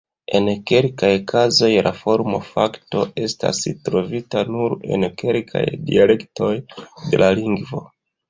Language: Esperanto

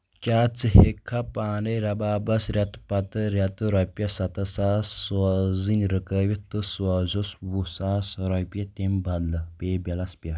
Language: Kashmiri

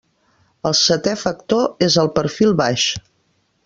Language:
Catalan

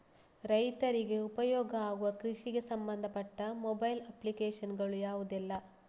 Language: Kannada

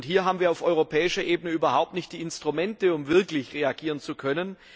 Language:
German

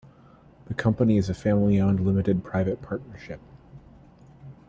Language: English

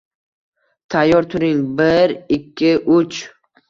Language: Uzbek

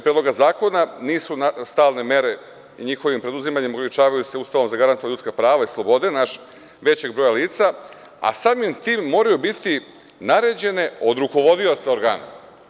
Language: Serbian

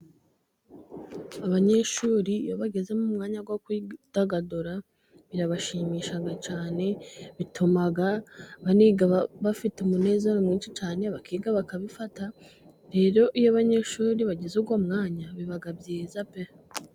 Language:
Kinyarwanda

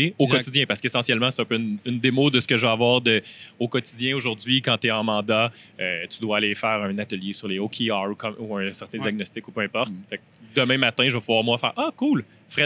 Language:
French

